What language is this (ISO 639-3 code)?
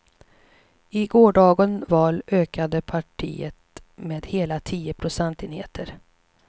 swe